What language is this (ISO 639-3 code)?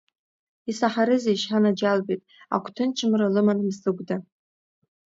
abk